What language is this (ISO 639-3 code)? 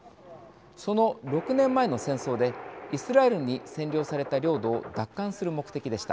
jpn